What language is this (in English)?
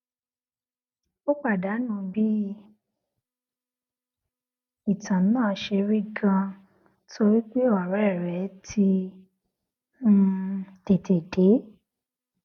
Yoruba